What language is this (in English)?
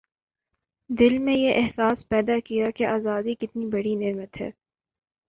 Urdu